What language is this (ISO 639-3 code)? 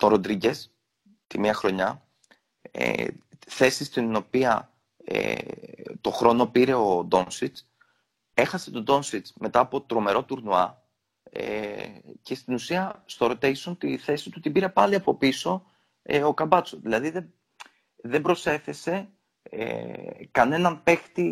ell